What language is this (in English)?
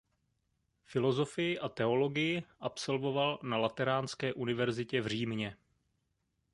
Czech